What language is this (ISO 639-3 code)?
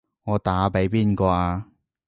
yue